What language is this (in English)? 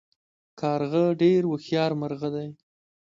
Pashto